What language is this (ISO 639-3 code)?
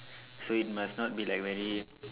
eng